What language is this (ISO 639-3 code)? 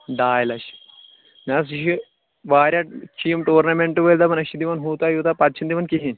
kas